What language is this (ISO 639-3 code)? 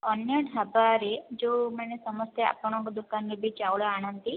ori